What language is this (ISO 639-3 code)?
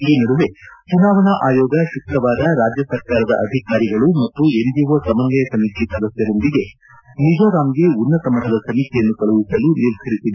kan